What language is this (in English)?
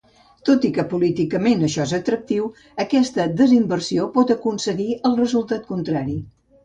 Catalan